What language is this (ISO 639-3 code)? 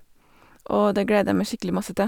nor